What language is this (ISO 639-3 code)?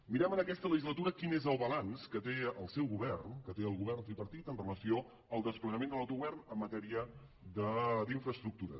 cat